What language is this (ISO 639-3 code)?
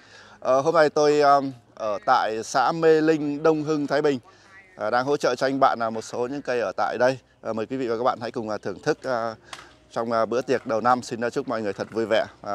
vie